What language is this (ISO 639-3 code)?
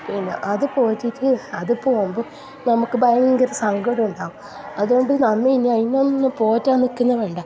mal